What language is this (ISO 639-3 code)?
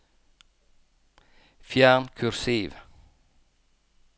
nor